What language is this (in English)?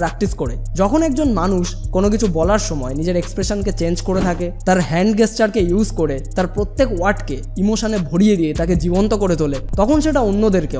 Hindi